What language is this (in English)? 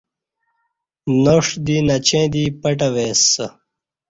Kati